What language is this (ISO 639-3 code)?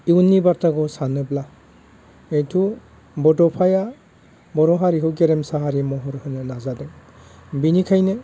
brx